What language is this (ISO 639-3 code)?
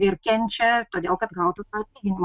lit